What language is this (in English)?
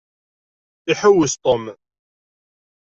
Kabyle